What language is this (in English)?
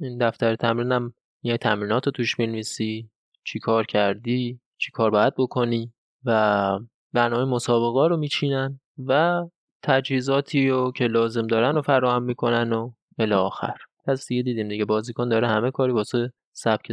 Persian